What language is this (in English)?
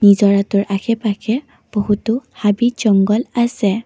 Assamese